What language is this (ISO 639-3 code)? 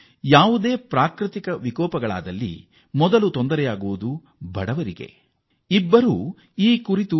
kan